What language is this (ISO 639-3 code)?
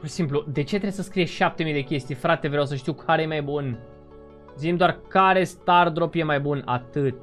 ron